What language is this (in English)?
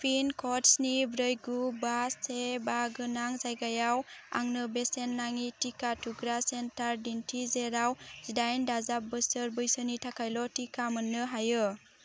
Bodo